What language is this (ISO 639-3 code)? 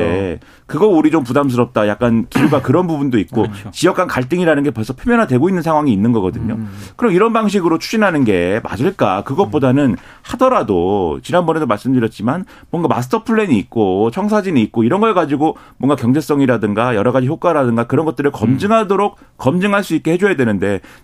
kor